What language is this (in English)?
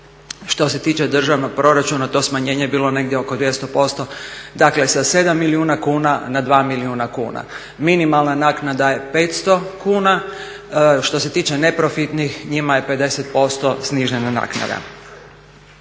Croatian